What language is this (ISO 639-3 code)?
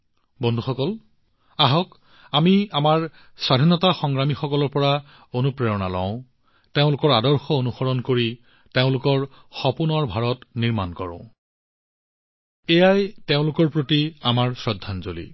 asm